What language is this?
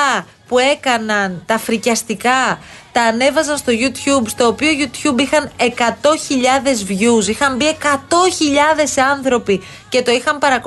Greek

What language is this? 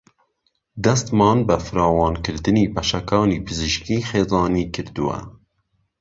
Central Kurdish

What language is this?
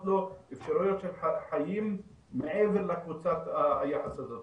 Hebrew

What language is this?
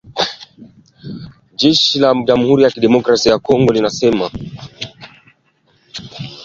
Swahili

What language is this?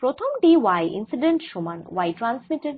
Bangla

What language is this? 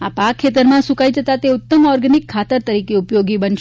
Gujarati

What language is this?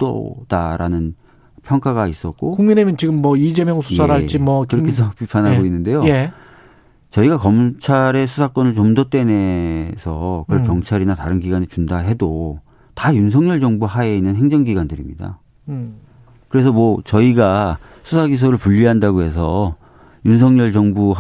Korean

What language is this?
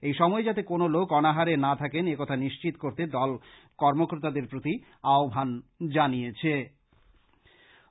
Bangla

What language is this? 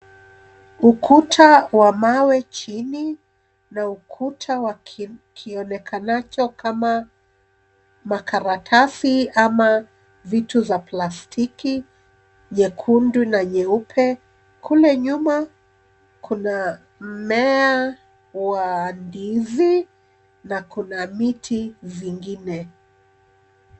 Swahili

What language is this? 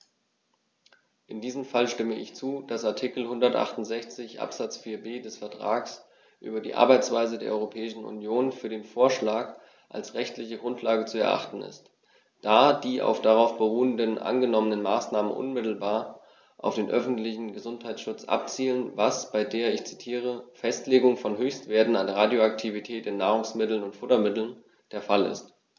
German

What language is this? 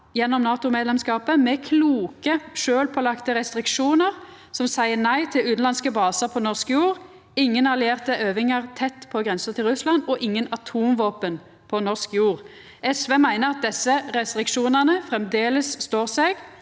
Norwegian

